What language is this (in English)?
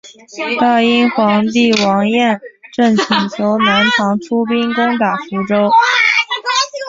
Chinese